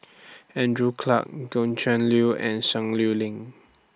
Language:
English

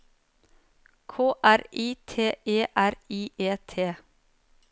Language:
Norwegian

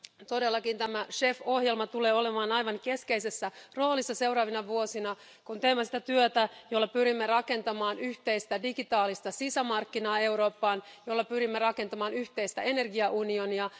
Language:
Finnish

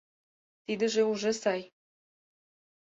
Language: Mari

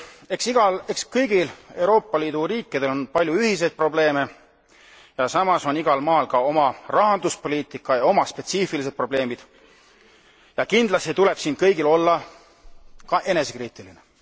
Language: Estonian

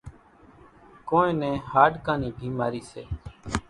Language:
Kachi Koli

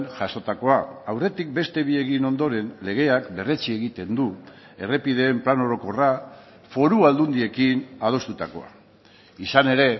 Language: Basque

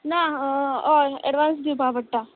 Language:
Konkani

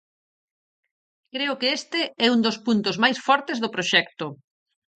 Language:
Galician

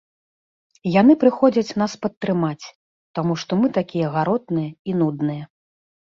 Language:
Belarusian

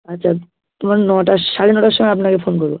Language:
Bangla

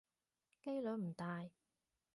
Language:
Cantonese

